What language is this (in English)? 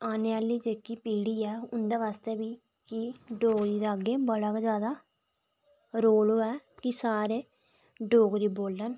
Dogri